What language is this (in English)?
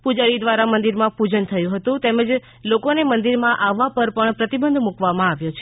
Gujarati